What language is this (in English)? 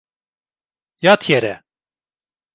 Turkish